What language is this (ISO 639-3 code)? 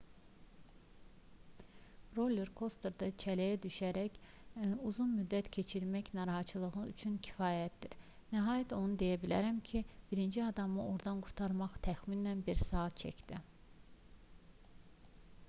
aze